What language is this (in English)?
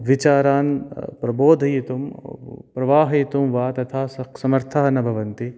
Sanskrit